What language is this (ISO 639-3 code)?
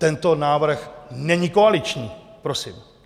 ces